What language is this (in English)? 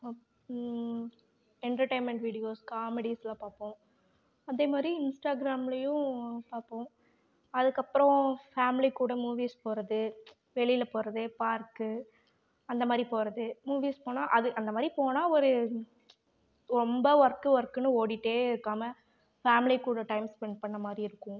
Tamil